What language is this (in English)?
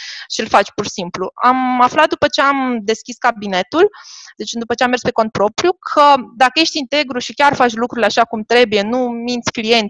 Romanian